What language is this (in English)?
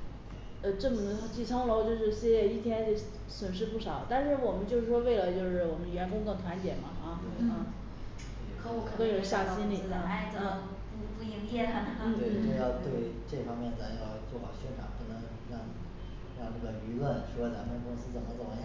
Chinese